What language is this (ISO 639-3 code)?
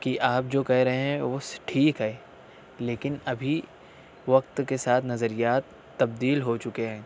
urd